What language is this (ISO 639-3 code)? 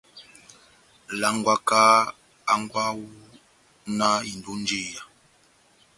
bnm